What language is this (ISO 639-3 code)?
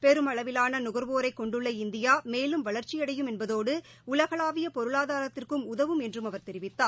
tam